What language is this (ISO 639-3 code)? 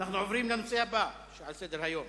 heb